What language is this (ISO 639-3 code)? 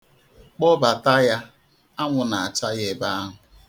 ibo